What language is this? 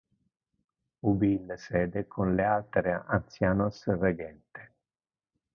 Interlingua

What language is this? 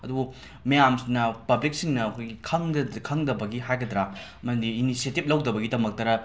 Manipuri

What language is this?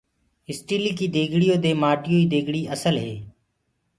Gurgula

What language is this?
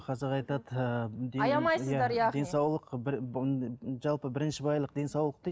Kazakh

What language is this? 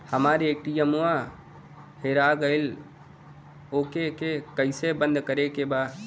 Bhojpuri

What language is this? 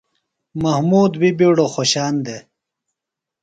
Phalura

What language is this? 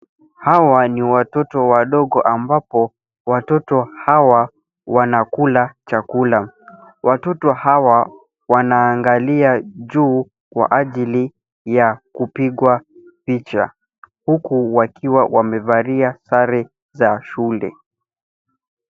Swahili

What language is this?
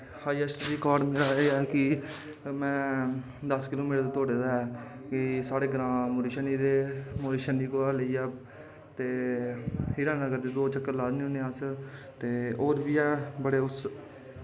Dogri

